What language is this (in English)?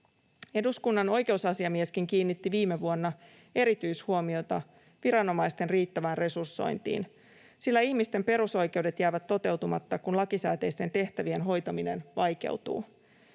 Finnish